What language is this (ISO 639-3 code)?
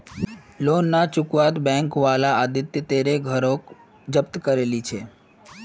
mag